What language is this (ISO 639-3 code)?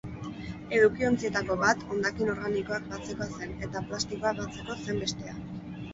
eus